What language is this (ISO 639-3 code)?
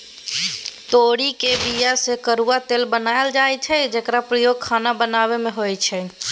mai